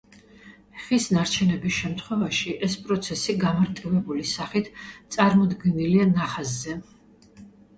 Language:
Georgian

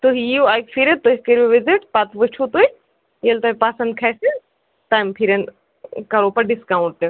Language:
Kashmiri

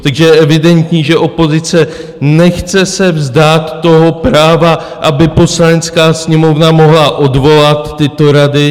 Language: Czech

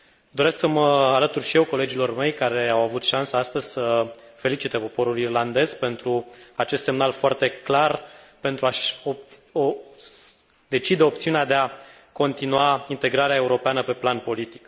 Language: Romanian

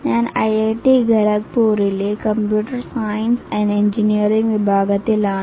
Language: Malayalam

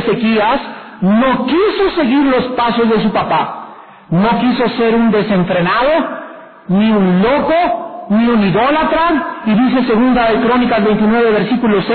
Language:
Spanish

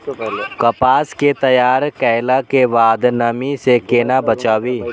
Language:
Maithili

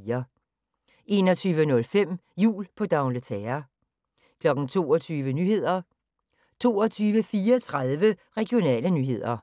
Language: Danish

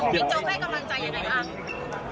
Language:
Thai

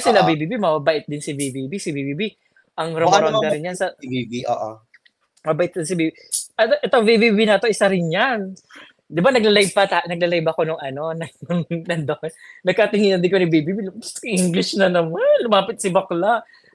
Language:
Filipino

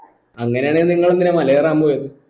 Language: Malayalam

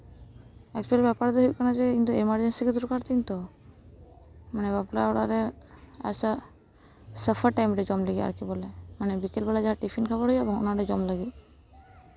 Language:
Santali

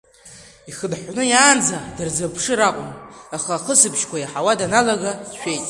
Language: Abkhazian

